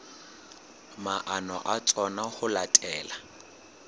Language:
Southern Sotho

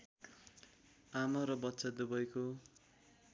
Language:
Nepali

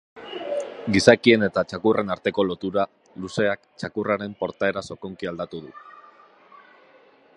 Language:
Basque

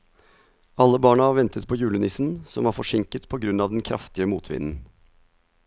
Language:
Norwegian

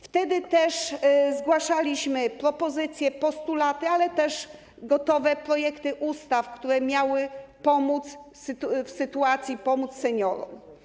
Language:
Polish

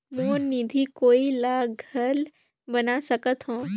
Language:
Chhattisgarhi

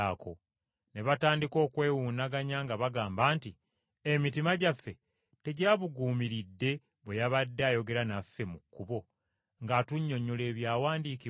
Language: Ganda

